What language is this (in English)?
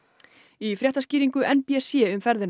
Icelandic